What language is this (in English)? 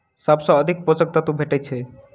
Maithili